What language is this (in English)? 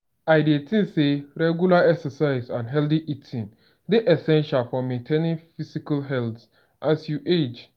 Nigerian Pidgin